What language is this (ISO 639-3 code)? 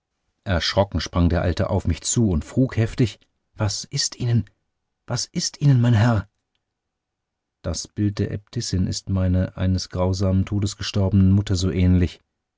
deu